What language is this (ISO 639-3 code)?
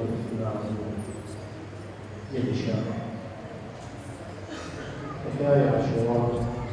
ara